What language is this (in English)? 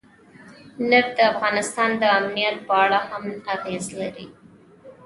Pashto